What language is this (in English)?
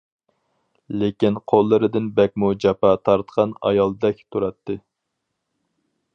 Uyghur